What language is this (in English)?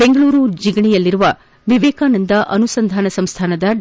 Kannada